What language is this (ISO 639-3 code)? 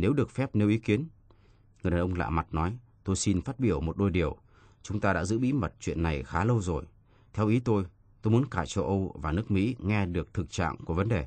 vie